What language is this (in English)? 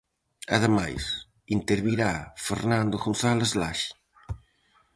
Galician